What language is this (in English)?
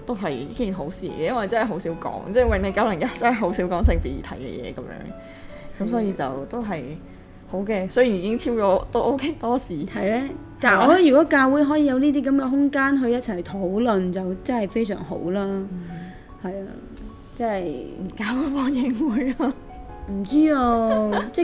Chinese